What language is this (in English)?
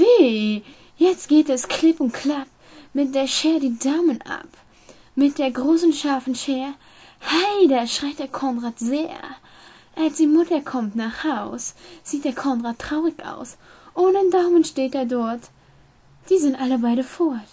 German